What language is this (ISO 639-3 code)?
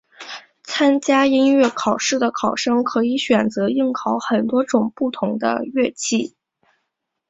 zho